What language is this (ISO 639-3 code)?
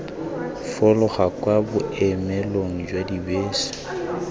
tsn